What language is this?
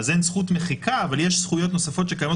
Hebrew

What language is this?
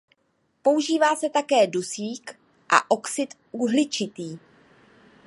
Czech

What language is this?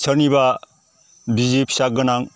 Bodo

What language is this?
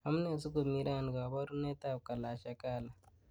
Kalenjin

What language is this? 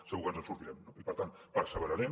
Catalan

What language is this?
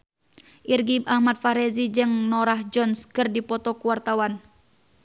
Sundanese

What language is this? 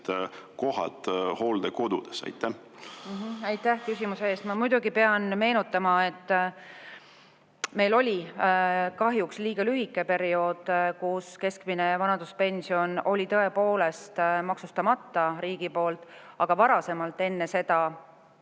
Estonian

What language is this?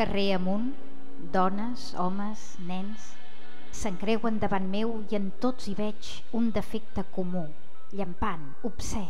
Catalan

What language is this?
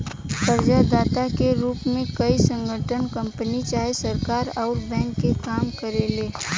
Bhojpuri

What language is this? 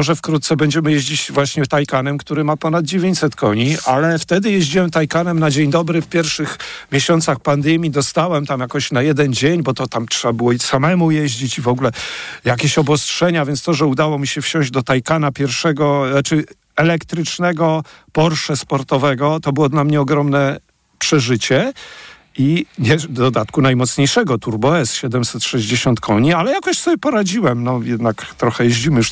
Polish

